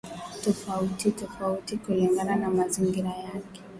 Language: Swahili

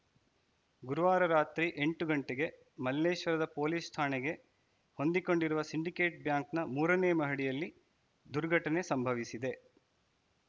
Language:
Kannada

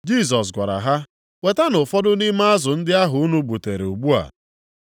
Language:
Igbo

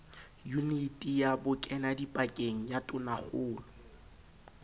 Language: Southern Sotho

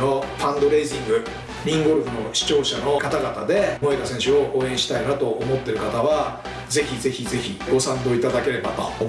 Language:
Japanese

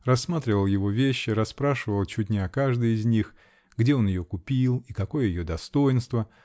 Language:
Russian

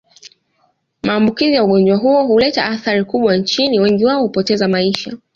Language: Swahili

